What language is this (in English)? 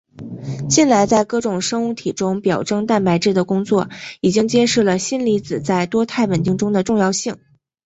Chinese